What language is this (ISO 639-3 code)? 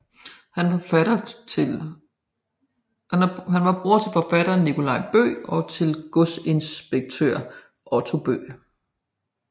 dan